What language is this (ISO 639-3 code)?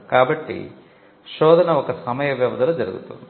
tel